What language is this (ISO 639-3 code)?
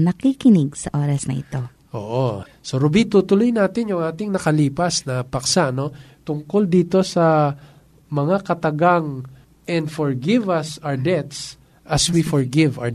fil